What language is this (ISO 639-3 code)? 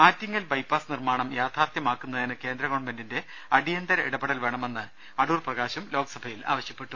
mal